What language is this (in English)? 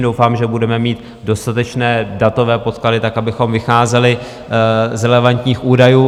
Czech